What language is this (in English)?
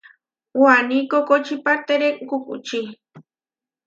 Huarijio